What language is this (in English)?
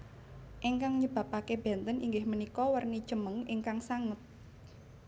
Javanese